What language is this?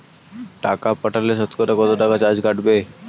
Bangla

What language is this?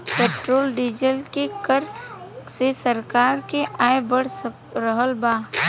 Bhojpuri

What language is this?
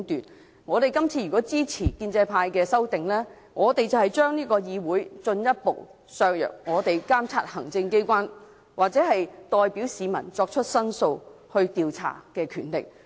Cantonese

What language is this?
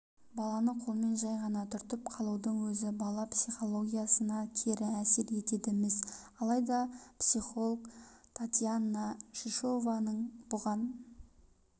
Kazakh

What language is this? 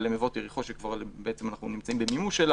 Hebrew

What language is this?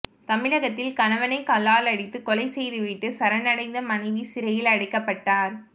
Tamil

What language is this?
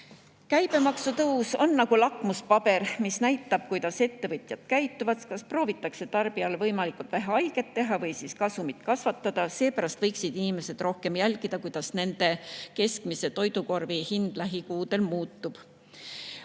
Estonian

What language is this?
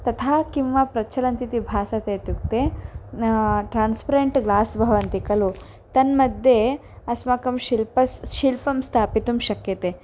Sanskrit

